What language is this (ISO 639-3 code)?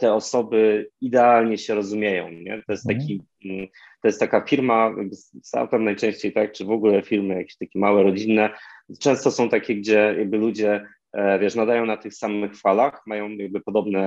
pol